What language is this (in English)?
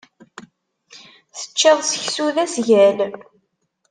Kabyle